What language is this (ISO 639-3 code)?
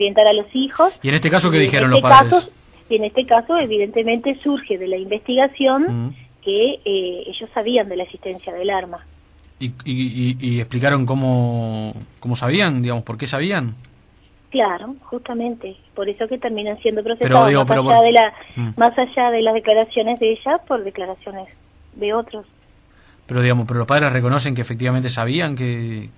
spa